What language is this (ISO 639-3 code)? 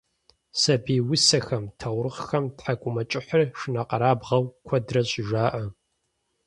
kbd